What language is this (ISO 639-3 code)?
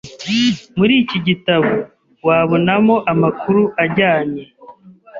kin